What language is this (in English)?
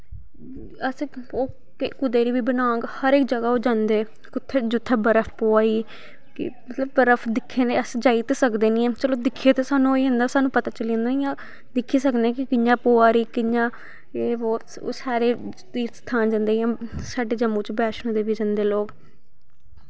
Dogri